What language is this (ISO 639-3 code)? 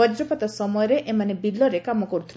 ori